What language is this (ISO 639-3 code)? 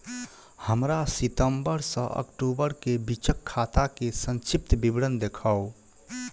mai